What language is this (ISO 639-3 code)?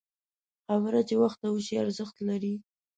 pus